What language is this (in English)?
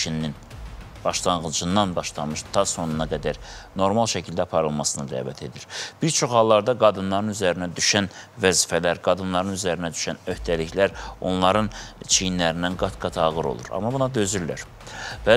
Turkish